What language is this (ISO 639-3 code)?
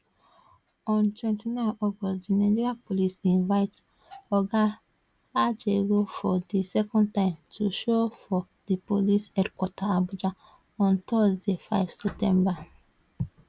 pcm